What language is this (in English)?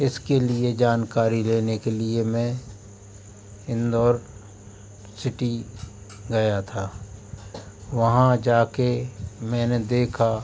Hindi